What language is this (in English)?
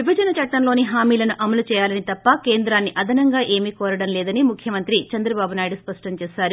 Telugu